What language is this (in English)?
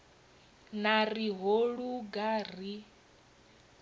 Venda